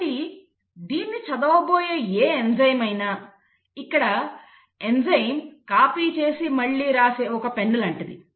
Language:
Telugu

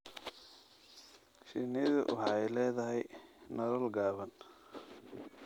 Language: Somali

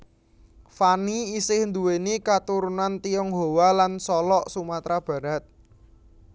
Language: Javanese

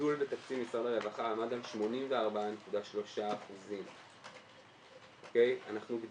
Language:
Hebrew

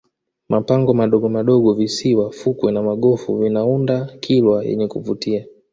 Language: Swahili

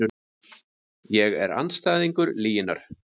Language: Icelandic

